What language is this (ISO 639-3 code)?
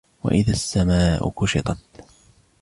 ara